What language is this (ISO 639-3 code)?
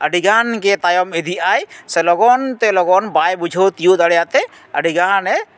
sat